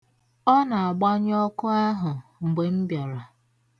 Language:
Igbo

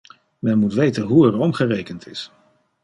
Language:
Dutch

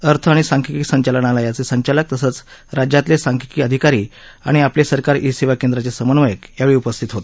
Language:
Marathi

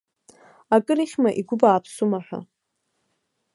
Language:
Abkhazian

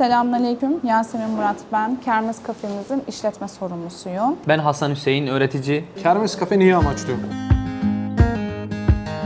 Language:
Turkish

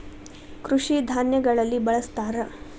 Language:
Kannada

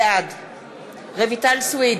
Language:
Hebrew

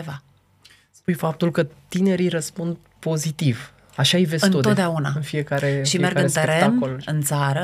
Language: Romanian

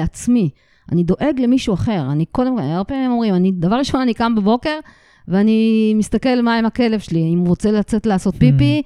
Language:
Hebrew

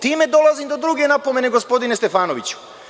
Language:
Serbian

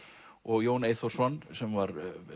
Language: Icelandic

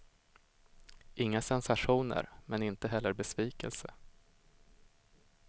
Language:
Swedish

